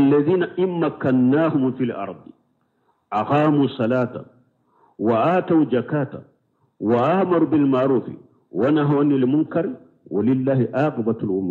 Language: Arabic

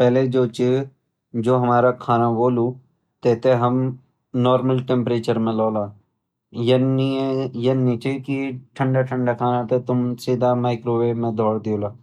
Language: Garhwali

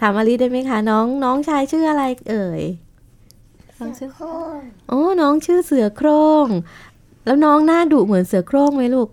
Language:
Thai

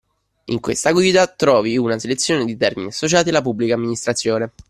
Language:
Italian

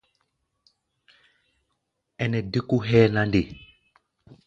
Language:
Gbaya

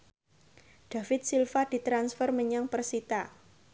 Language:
Javanese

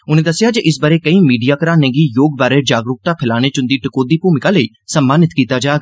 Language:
Dogri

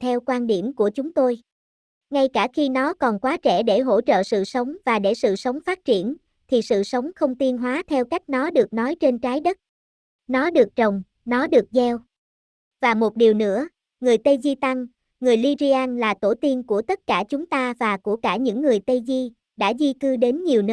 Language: Vietnamese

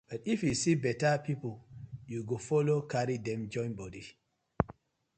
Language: Nigerian Pidgin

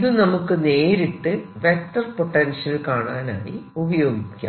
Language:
Malayalam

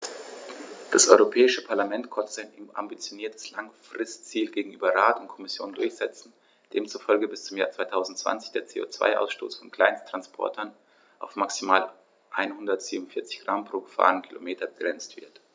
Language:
German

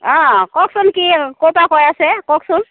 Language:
Assamese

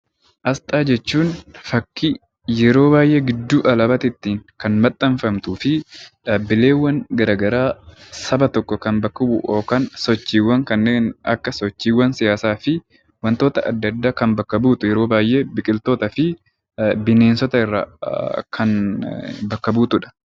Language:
Oromo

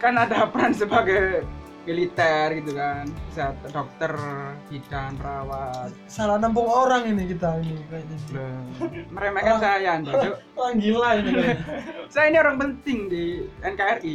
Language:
Indonesian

